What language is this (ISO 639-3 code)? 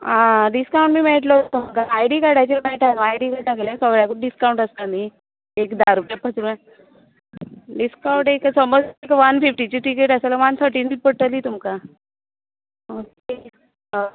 kok